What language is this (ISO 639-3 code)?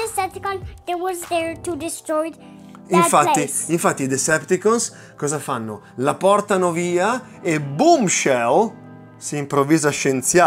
ita